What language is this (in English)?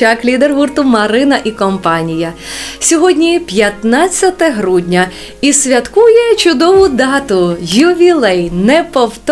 Ukrainian